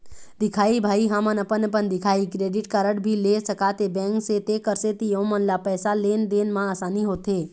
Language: Chhattisgarhi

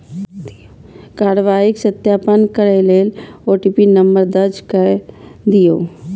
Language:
Maithili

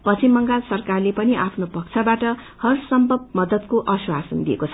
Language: Nepali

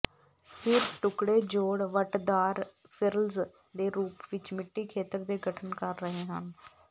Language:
Punjabi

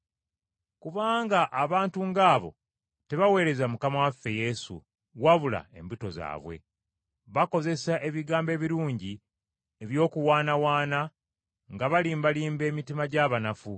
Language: Ganda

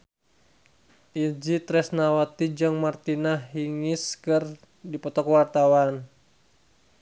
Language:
Sundanese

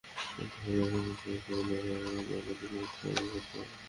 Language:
Bangla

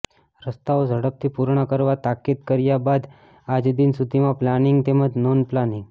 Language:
Gujarati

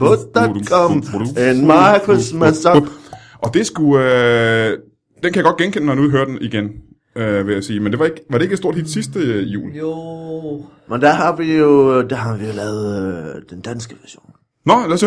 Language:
Danish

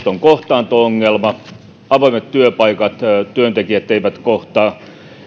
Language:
Finnish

